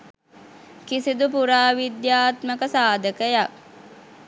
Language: Sinhala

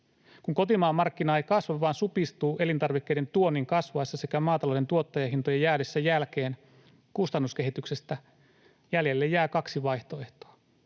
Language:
Finnish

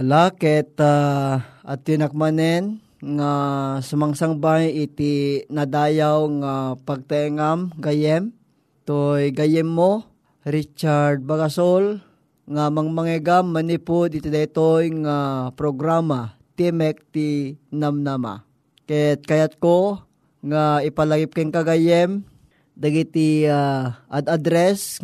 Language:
Filipino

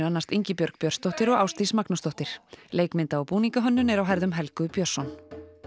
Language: Icelandic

